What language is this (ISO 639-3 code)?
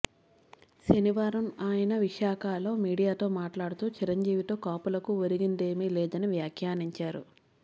tel